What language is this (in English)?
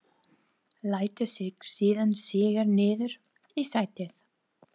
Icelandic